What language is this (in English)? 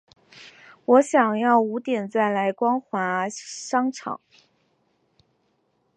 Chinese